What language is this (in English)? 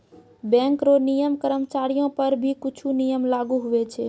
Maithili